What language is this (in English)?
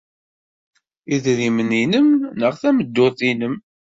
Kabyle